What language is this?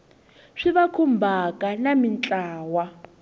Tsonga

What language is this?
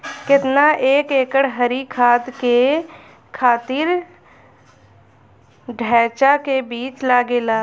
Bhojpuri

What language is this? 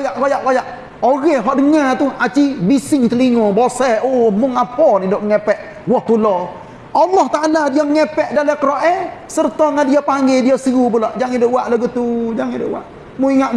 Malay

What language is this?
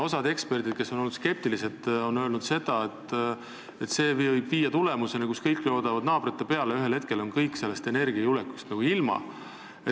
Estonian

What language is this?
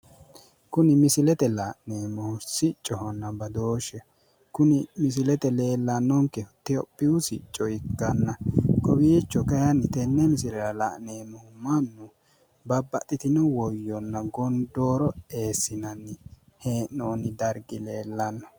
Sidamo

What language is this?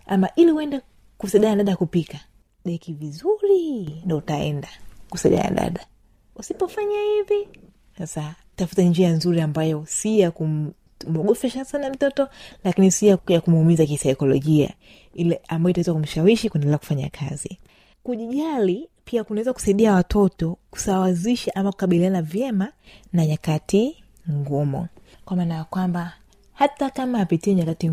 Swahili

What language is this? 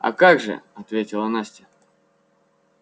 Russian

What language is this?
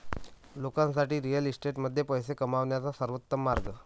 Marathi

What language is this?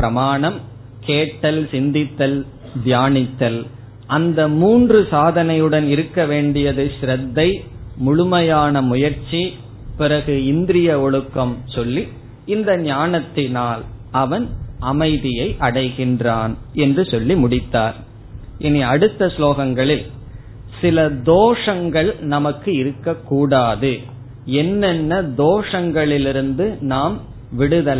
Tamil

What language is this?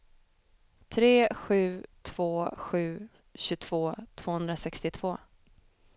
Swedish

